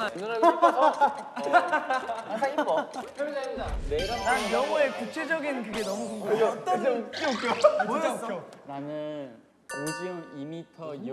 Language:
Korean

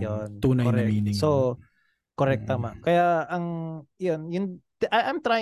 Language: Filipino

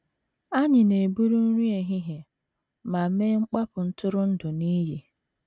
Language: Igbo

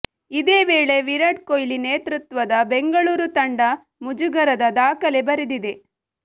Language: Kannada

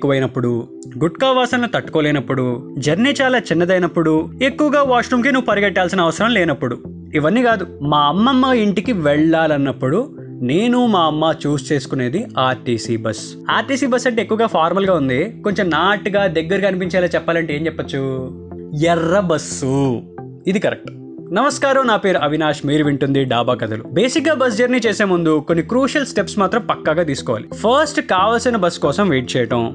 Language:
Telugu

